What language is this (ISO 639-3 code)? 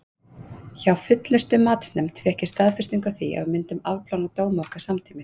isl